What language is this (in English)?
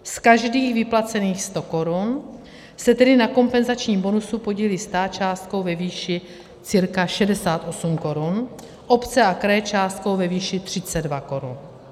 Czech